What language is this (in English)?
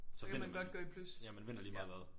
Danish